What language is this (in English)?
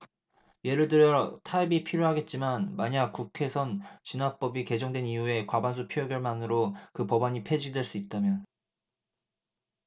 Korean